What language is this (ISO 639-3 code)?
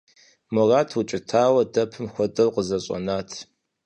kbd